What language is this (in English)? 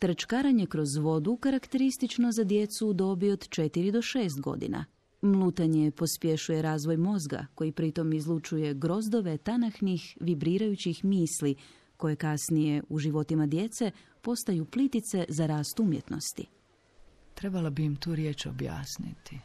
Croatian